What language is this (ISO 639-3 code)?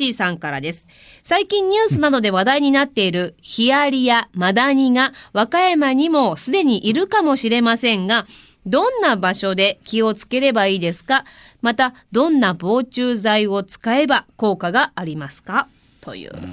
jpn